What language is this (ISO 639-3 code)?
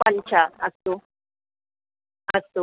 san